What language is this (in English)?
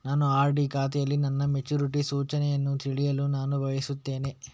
Kannada